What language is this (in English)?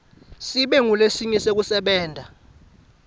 Swati